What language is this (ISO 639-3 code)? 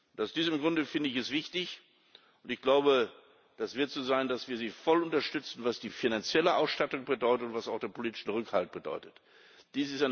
deu